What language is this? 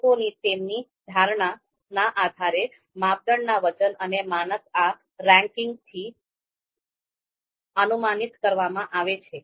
Gujarati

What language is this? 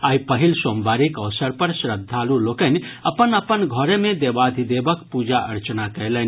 Maithili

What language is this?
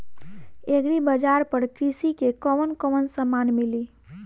Bhojpuri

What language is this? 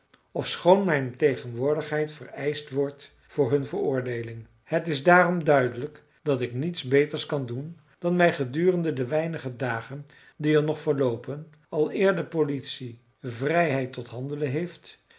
Dutch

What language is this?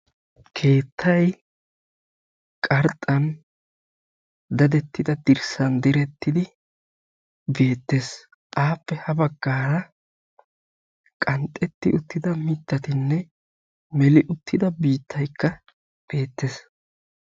Wolaytta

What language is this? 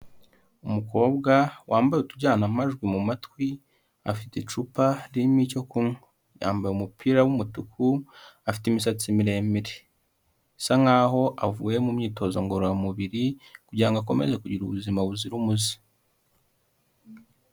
Kinyarwanda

